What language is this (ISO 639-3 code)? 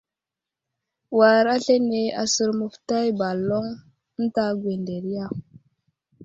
udl